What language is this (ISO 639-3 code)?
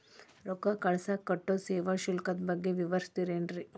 kan